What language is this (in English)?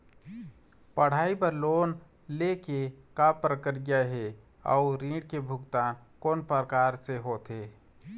Chhattisgarhi